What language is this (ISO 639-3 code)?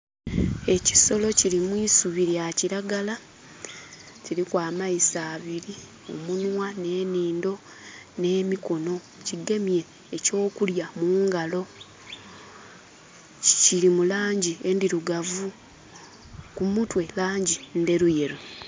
xog